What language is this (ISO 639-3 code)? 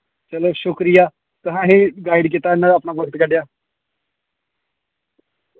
doi